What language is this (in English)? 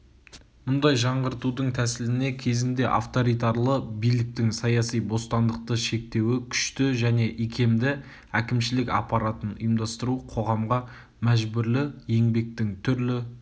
Kazakh